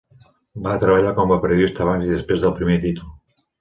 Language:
Catalan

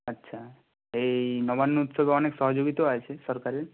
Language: Bangla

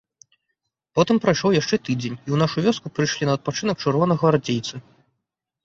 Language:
Belarusian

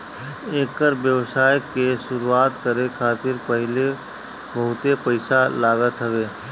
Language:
Bhojpuri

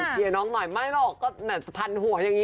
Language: Thai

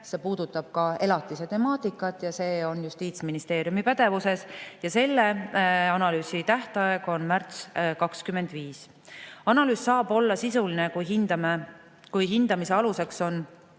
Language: Estonian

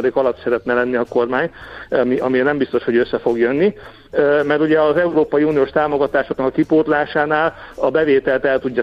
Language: Hungarian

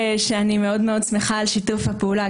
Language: Hebrew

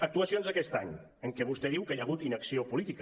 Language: Catalan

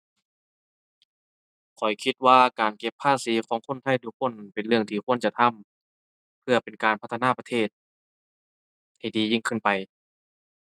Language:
Thai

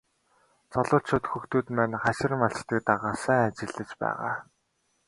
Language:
Mongolian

